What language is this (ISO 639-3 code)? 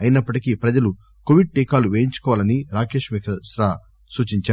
tel